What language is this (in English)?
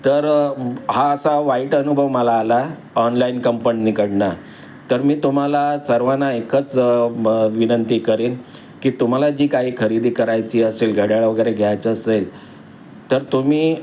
Marathi